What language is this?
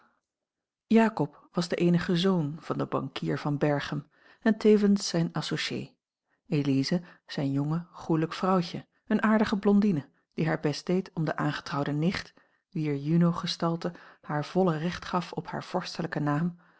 Dutch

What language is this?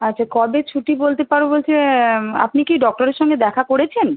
Bangla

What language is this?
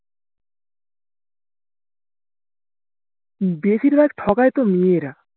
Bangla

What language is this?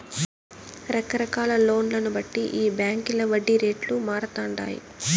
Telugu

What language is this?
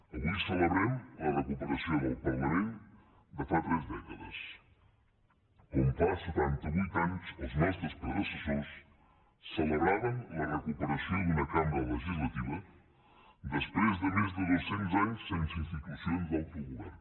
Catalan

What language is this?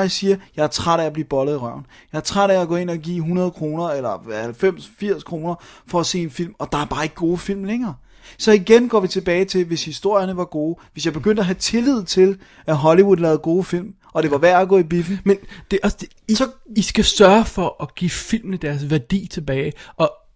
Danish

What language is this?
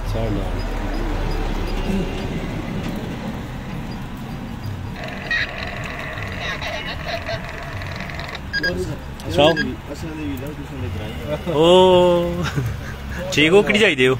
Punjabi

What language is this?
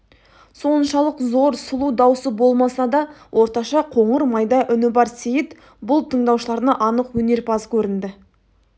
Kazakh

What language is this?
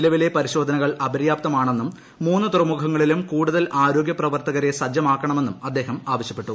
Malayalam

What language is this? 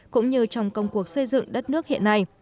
Vietnamese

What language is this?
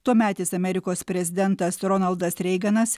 Lithuanian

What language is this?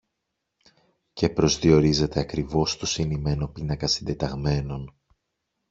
Greek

